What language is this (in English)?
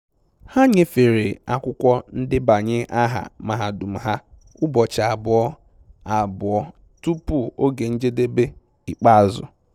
Igbo